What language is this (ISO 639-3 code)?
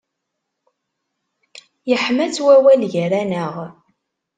kab